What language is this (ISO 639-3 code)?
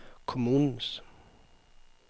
dan